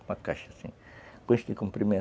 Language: Portuguese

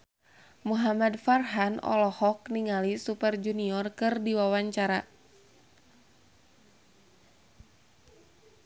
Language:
Sundanese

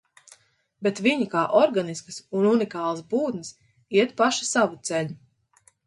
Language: Latvian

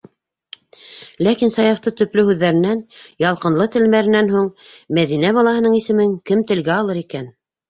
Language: Bashkir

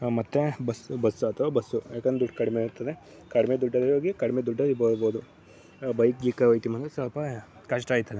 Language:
Kannada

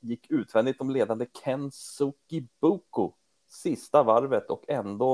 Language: Swedish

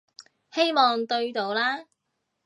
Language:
Cantonese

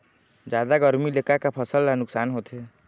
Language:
Chhattisgarhi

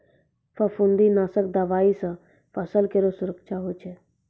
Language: Maithili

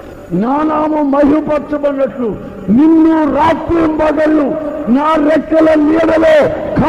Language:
Telugu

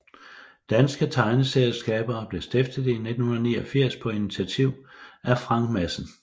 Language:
Danish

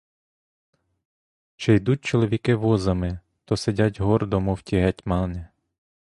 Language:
Ukrainian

